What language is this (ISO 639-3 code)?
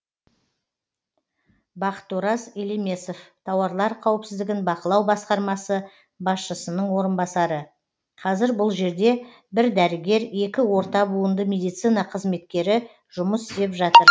kaz